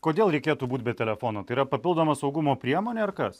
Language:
Lithuanian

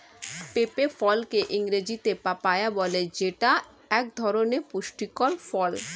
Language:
Bangla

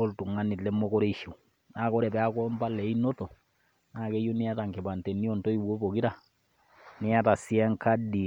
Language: Masai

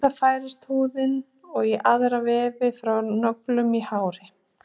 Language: Icelandic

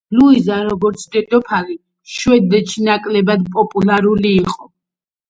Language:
Georgian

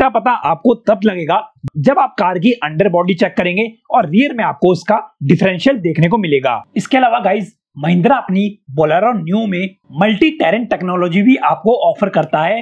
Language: Hindi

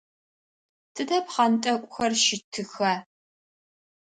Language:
Adyghe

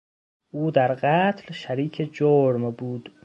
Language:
Persian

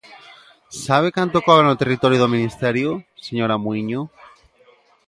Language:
Galician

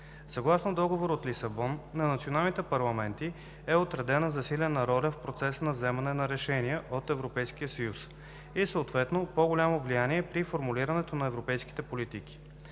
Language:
Bulgarian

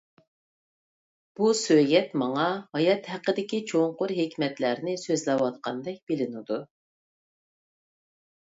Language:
Uyghur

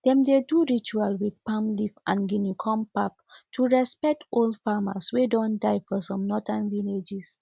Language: Nigerian Pidgin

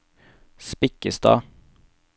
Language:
Norwegian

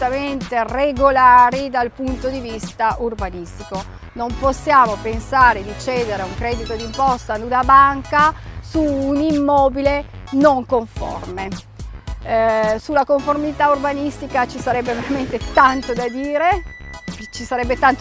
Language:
Italian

